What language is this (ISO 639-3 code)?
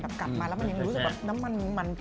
tha